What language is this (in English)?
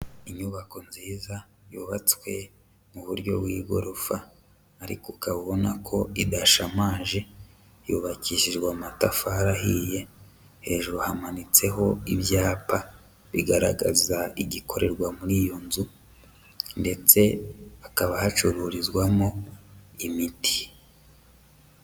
Kinyarwanda